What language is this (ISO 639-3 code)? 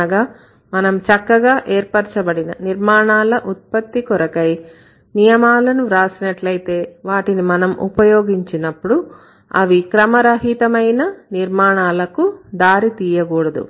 tel